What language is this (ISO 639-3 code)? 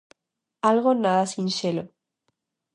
glg